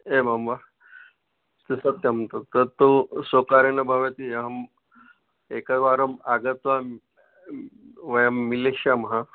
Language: Sanskrit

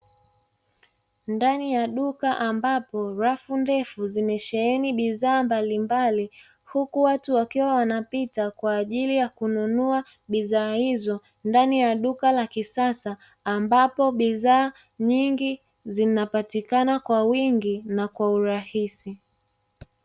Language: Swahili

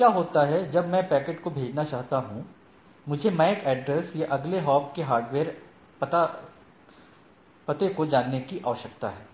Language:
Hindi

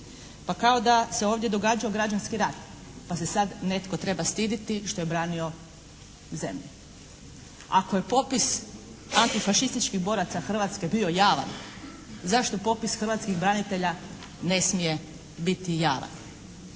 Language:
Croatian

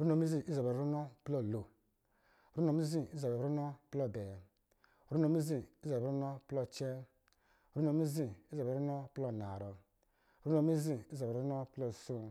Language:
Lijili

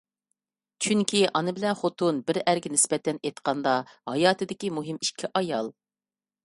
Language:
Uyghur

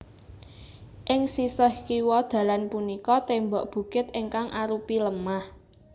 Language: Javanese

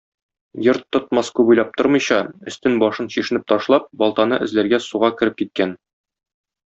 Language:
Tatar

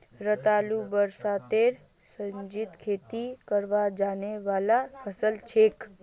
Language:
Magahi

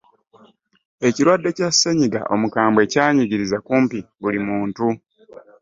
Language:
Ganda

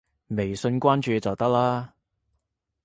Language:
Cantonese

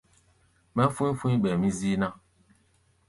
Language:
Gbaya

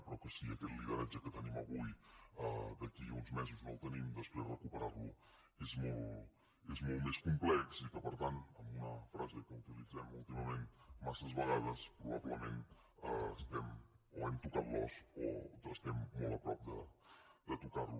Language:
Catalan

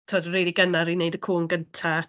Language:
Welsh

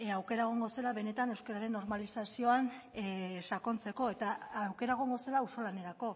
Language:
Basque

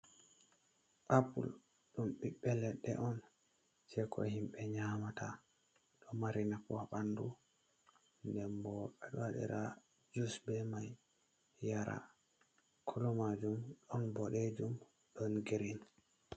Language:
Fula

